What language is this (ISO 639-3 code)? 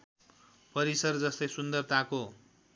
nep